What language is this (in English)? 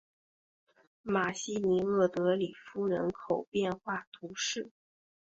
Chinese